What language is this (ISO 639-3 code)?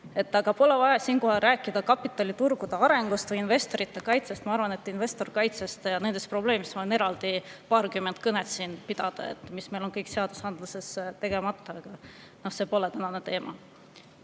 est